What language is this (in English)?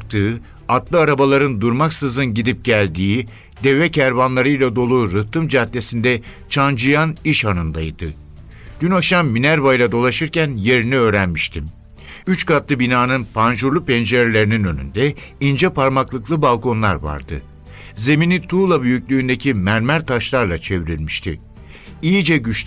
Turkish